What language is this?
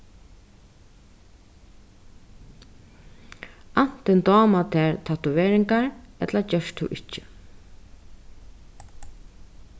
Faroese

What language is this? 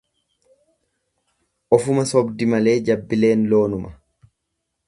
Oromo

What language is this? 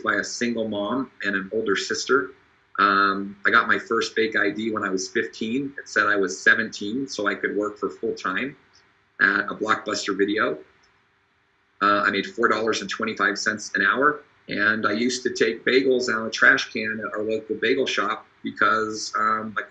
English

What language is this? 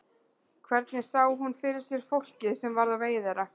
Icelandic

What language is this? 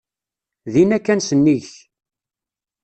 Kabyle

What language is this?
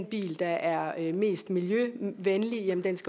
Danish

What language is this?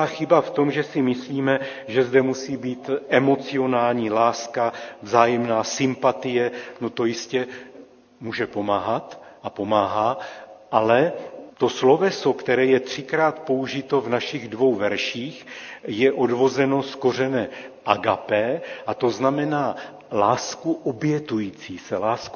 Czech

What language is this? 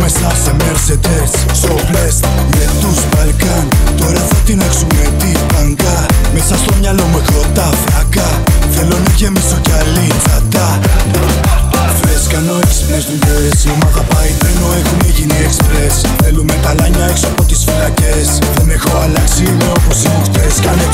Greek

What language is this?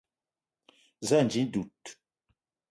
Eton (Cameroon)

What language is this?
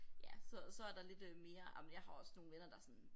Danish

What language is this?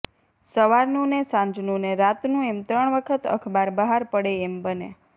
Gujarati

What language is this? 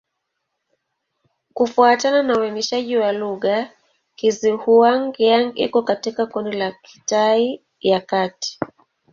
Swahili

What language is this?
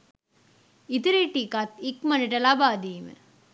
Sinhala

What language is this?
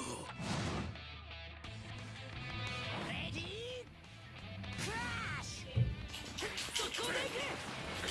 Italian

